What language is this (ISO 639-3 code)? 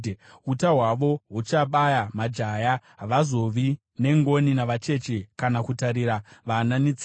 sna